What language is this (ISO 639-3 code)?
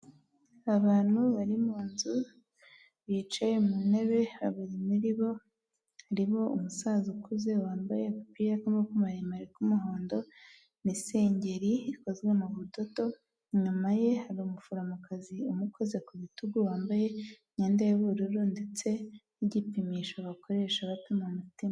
kin